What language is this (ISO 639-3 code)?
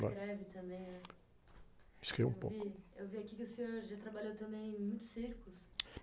por